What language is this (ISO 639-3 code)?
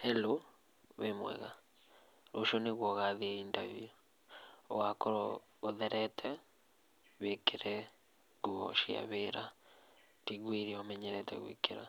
kik